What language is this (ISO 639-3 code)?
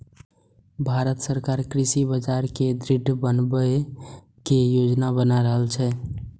mai